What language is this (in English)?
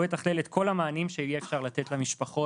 Hebrew